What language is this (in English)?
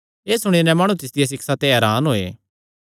Kangri